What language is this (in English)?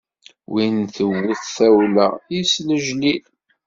Kabyle